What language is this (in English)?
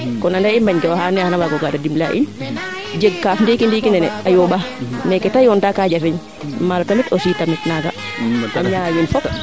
Serer